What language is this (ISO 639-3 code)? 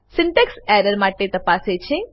guj